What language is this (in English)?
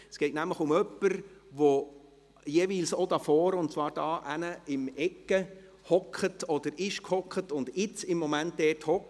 Swiss German